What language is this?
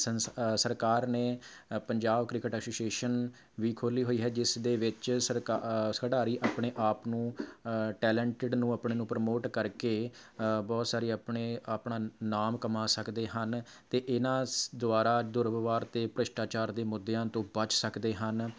Punjabi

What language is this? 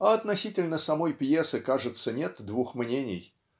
Russian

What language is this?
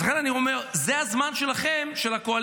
Hebrew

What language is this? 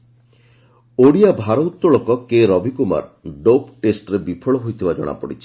Odia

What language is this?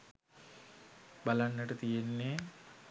Sinhala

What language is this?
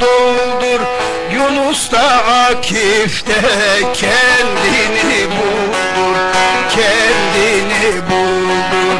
Turkish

